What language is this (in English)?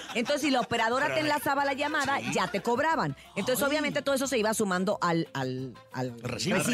Spanish